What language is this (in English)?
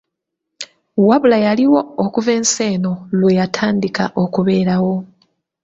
Ganda